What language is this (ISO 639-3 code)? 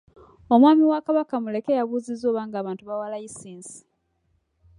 lug